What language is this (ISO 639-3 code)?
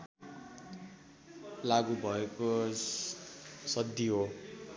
nep